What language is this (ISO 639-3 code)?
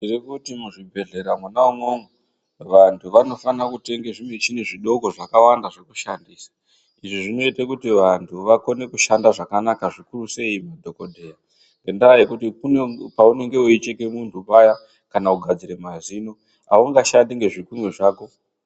ndc